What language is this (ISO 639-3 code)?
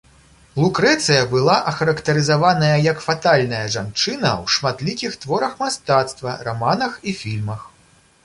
bel